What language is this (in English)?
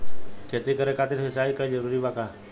Bhojpuri